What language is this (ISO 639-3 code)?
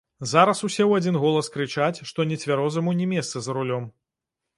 bel